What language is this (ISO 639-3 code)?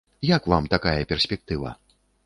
bel